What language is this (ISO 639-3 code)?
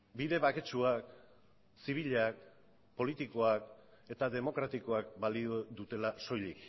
eus